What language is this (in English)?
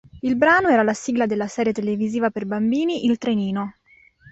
Italian